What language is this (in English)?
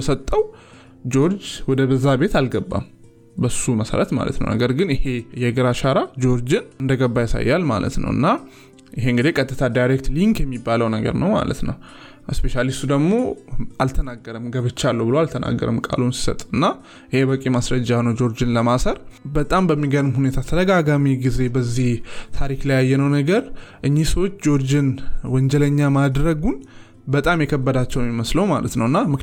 Amharic